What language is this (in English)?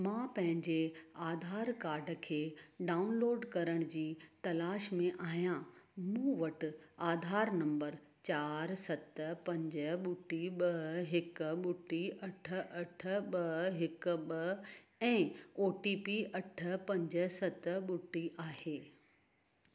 Sindhi